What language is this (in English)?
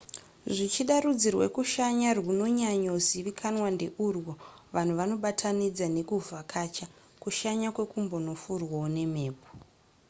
Shona